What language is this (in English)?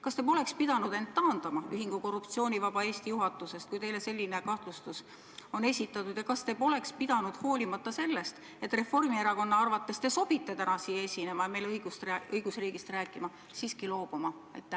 Estonian